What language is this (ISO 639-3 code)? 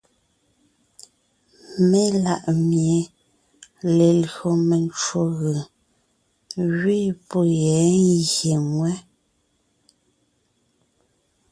nnh